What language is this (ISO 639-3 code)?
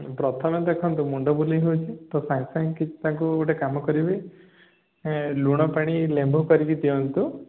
ori